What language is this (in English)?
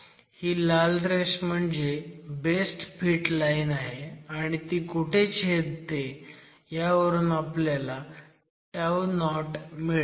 Marathi